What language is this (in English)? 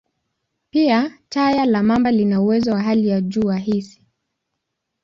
Swahili